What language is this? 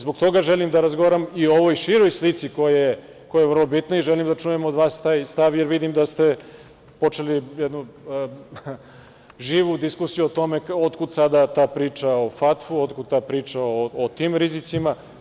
Serbian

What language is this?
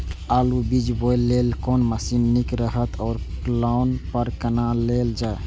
Maithili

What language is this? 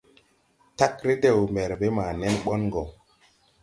Tupuri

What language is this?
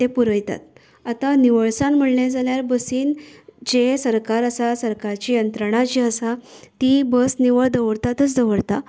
Konkani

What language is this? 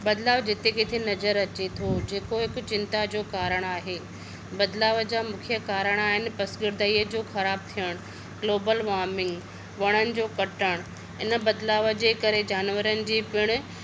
Sindhi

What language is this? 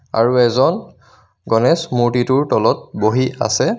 Assamese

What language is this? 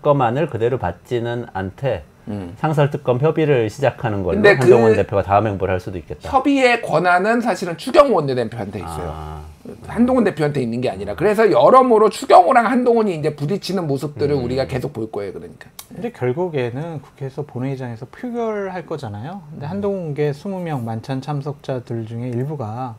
Korean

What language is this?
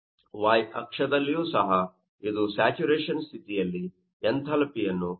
Kannada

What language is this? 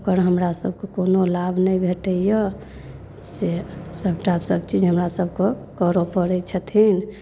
Maithili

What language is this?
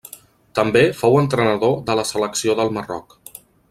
Catalan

